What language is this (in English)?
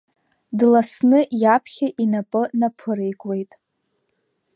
Abkhazian